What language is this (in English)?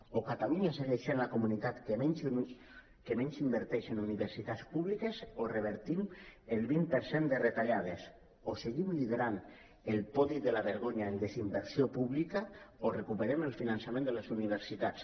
Catalan